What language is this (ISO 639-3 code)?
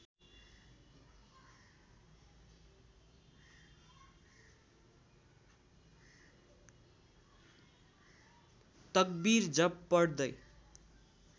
nep